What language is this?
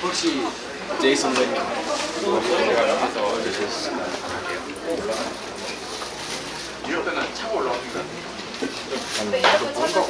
Korean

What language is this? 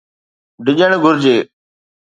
Sindhi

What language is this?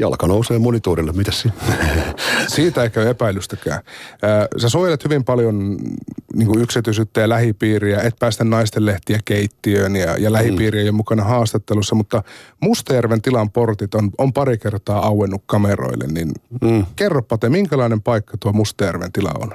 Finnish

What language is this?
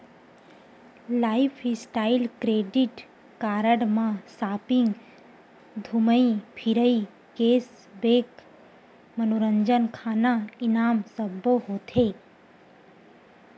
Chhattisgarhi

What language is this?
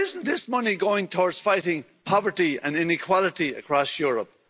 English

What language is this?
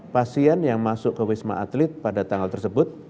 Indonesian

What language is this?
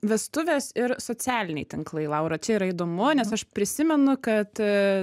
Lithuanian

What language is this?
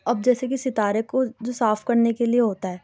Urdu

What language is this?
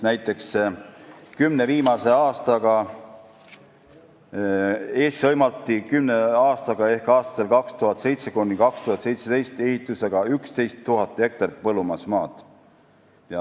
Estonian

